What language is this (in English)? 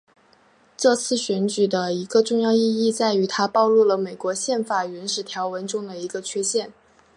Chinese